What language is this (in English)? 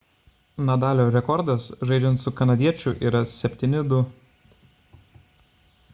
Lithuanian